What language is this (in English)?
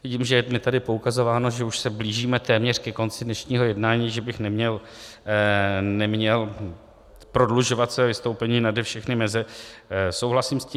Czech